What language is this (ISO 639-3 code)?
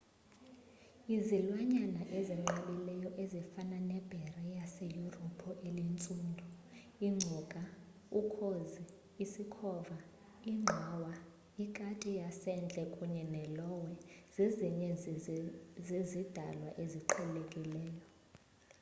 xho